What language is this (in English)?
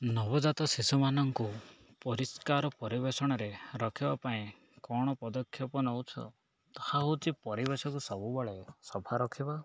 Odia